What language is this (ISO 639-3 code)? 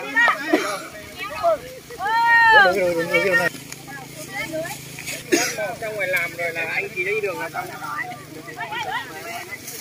vie